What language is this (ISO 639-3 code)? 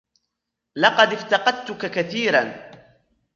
ara